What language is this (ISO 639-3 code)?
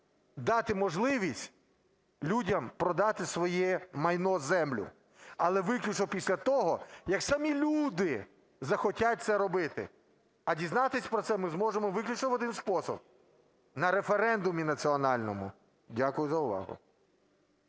ukr